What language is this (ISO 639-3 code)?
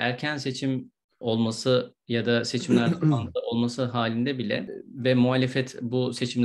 tur